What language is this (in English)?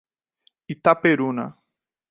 Portuguese